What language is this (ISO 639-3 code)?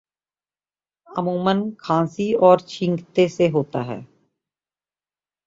urd